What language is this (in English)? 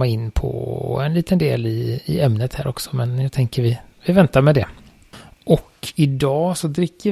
Swedish